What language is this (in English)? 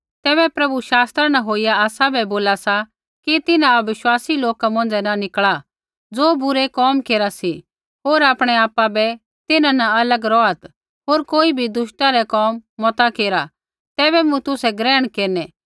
Kullu Pahari